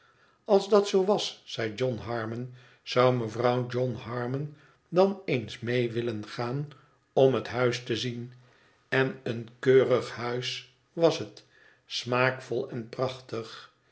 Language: Dutch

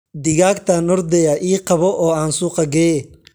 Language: Somali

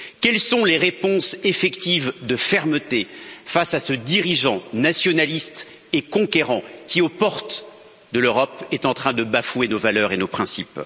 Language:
French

